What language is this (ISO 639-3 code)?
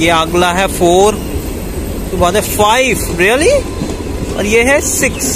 hin